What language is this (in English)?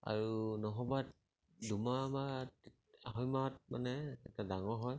Assamese